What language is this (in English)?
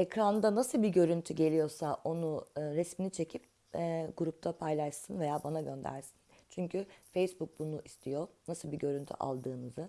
Turkish